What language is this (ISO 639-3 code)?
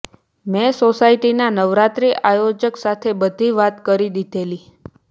guj